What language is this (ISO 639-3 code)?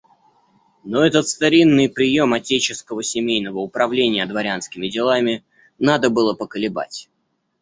rus